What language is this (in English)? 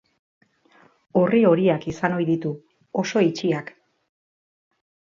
Basque